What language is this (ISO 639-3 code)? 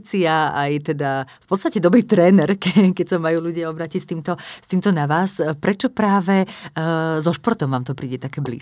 slk